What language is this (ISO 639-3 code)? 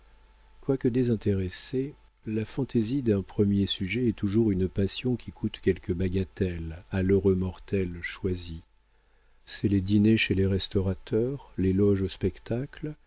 fra